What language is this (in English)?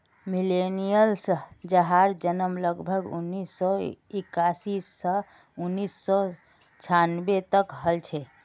Magahi